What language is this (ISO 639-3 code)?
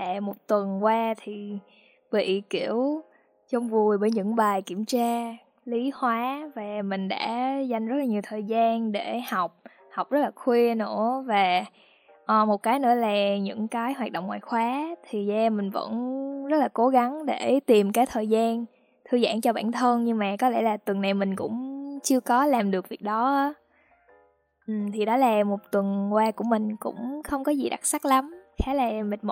vie